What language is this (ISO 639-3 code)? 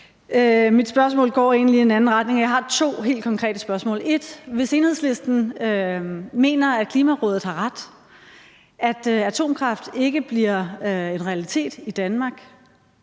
dan